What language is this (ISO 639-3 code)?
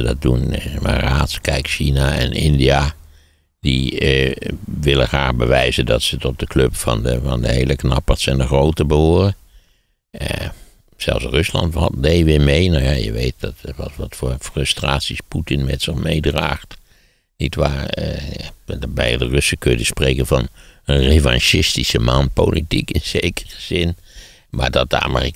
nld